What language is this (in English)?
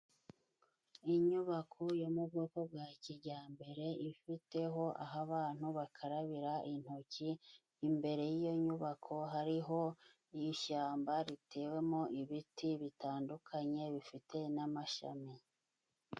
Kinyarwanda